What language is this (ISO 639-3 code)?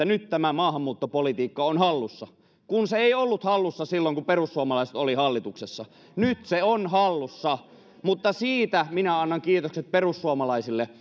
fin